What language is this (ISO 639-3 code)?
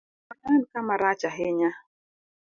luo